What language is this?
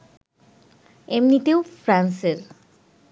Bangla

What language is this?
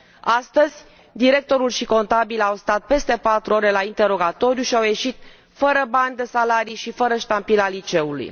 Romanian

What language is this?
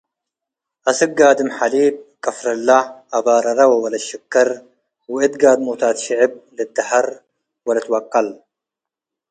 Tigre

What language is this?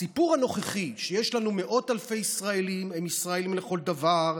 Hebrew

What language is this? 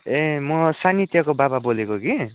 Nepali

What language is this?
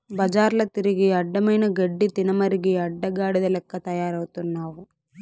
Telugu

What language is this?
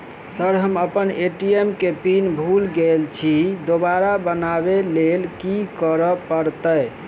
Maithili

